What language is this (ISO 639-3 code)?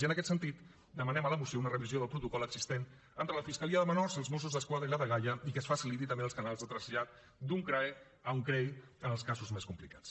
cat